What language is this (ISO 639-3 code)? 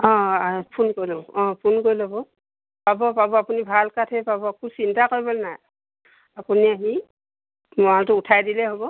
asm